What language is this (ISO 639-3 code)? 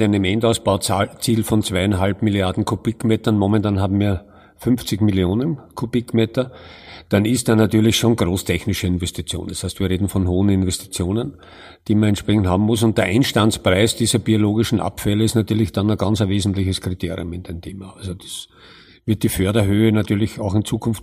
deu